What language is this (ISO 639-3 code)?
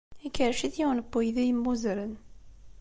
kab